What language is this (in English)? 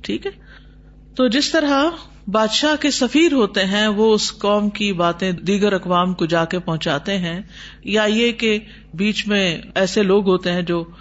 Urdu